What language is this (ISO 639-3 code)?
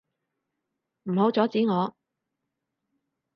yue